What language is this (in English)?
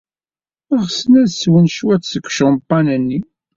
Kabyle